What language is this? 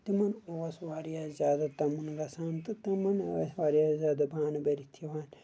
Kashmiri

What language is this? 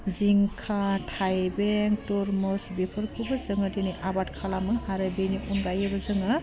Bodo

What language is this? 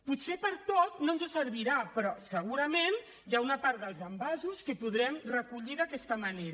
Catalan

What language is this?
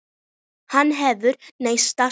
Icelandic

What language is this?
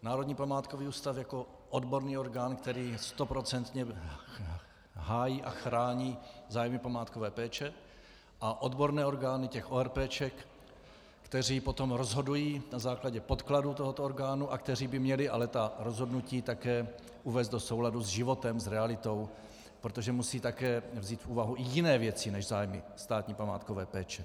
Czech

